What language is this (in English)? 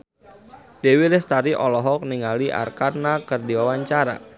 Sundanese